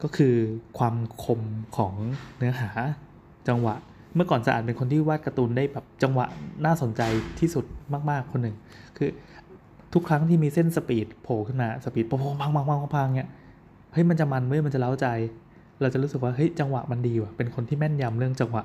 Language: Thai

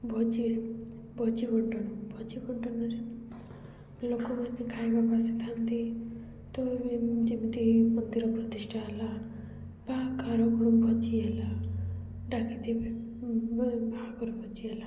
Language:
Odia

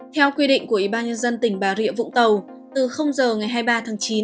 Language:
Vietnamese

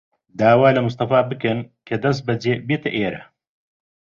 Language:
Central Kurdish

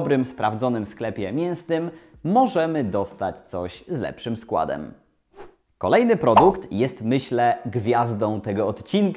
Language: Polish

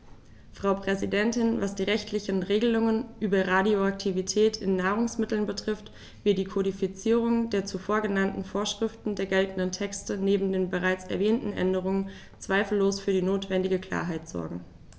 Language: German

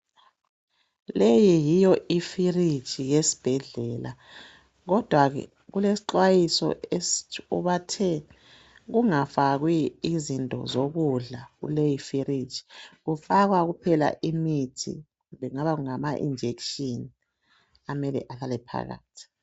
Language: North Ndebele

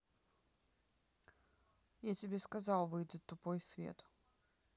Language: Russian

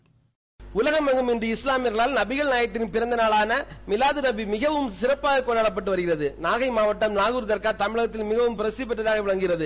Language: Tamil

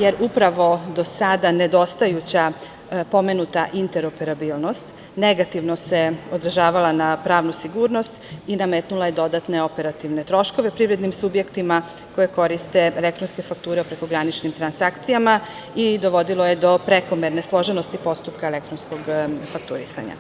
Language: Serbian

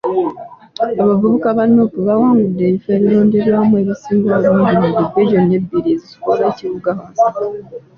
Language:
Ganda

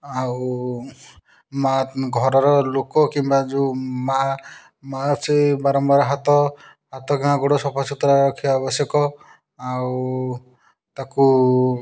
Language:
Odia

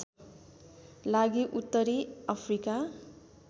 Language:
Nepali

